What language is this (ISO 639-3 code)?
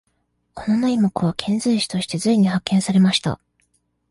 jpn